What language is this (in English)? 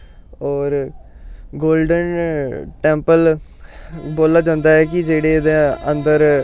Dogri